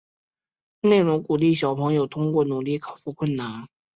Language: Chinese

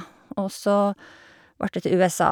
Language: Norwegian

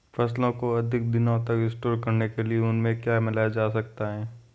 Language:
Hindi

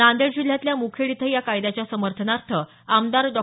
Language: Marathi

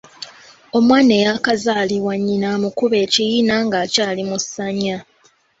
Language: Ganda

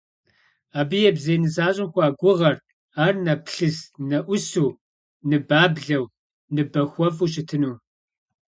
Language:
Kabardian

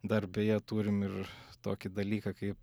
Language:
Lithuanian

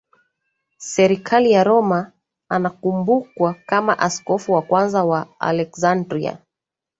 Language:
Swahili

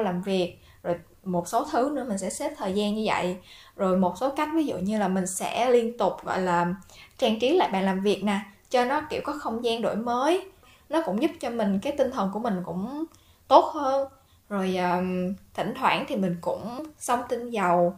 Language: Vietnamese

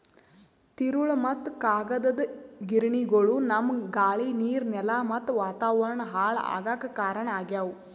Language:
Kannada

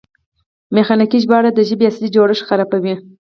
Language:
Pashto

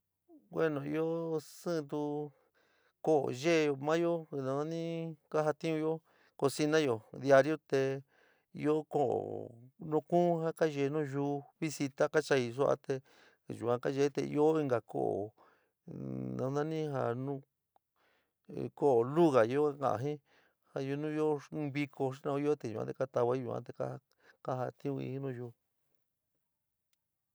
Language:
San Miguel El Grande Mixtec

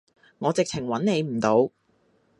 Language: Cantonese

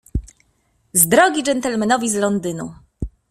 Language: Polish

